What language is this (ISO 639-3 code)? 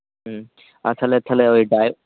sat